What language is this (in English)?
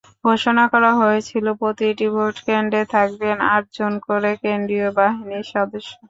Bangla